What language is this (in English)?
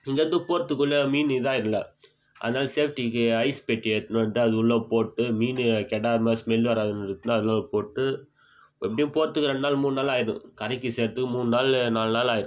Tamil